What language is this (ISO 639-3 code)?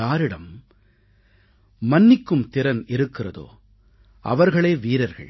tam